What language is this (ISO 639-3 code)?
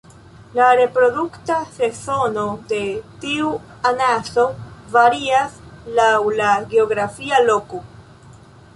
epo